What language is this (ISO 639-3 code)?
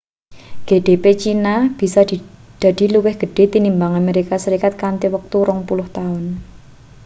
jav